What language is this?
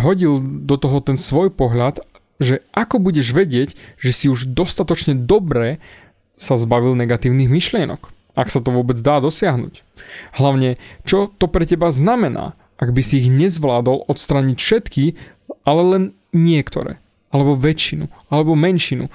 Slovak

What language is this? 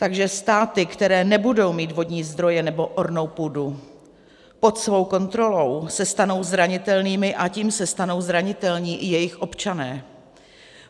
Czech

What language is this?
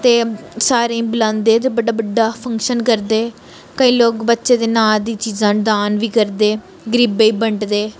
Dogri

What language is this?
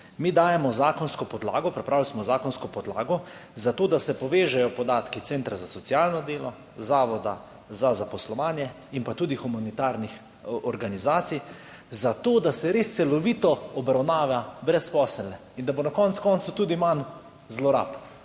Slovenian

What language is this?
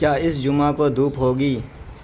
Urdu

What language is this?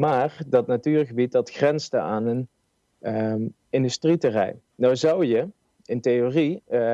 Dutch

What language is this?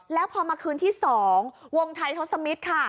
Thai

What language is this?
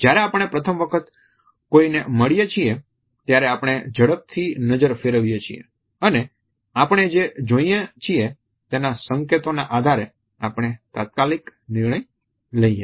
Gujarati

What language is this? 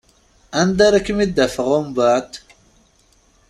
Kabyle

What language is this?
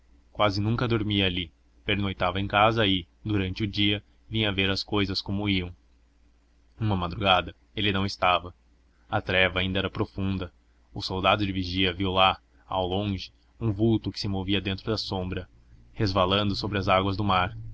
Portuguese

